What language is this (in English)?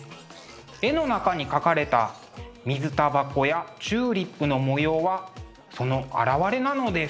Japanese